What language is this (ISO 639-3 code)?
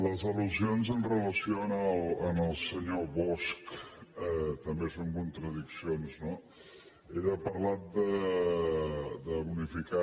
cat